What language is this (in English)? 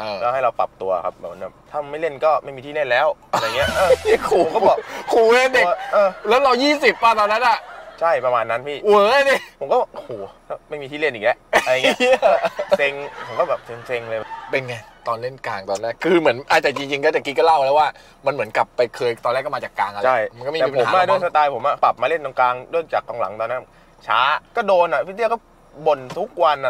Thai